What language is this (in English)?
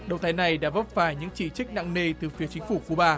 Vietnamese